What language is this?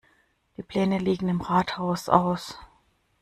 German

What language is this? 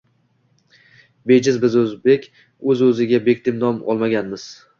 Uzbek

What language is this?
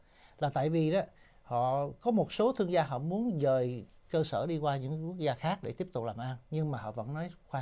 Vietnamese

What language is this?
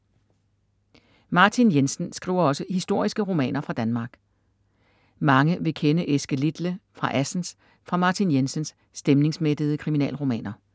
Danish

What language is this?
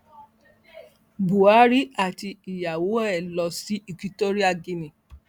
Yoruba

